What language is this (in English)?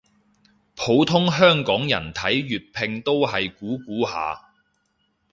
Cantonese